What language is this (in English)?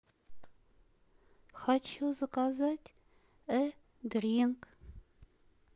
Russian